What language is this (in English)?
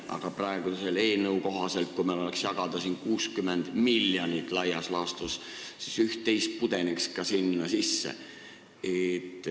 Estonian